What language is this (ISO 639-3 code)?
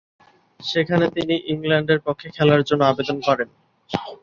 ben